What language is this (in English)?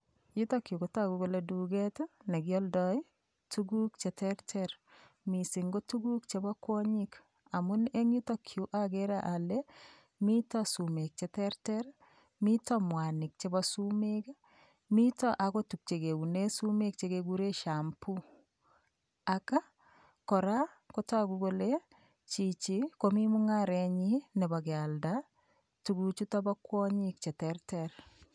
Kalenjin